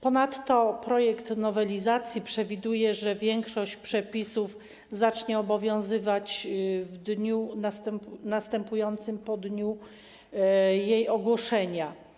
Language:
Polish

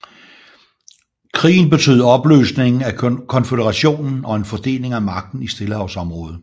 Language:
Danish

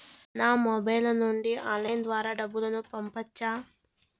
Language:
Telugu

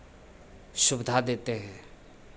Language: Hindi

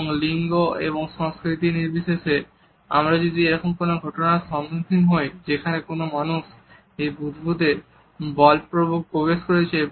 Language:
Bangla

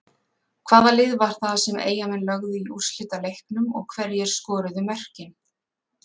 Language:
Icelandic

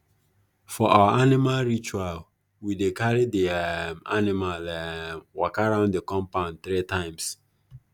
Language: Nigerian Pidgin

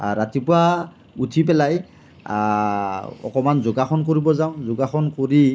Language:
Assamese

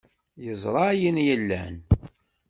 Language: Kabyle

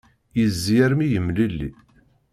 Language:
Kabyle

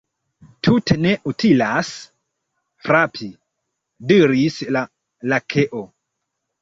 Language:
Esperanto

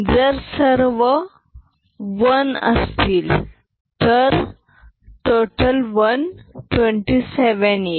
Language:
Marathi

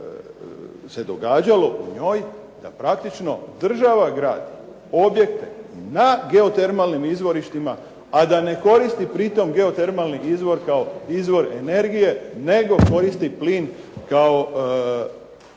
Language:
Croatian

